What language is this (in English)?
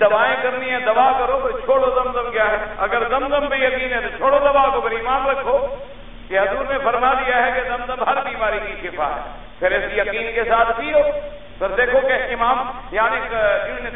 Arabic